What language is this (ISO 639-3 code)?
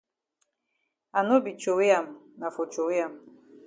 wes